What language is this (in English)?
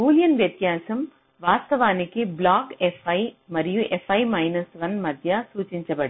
Telugu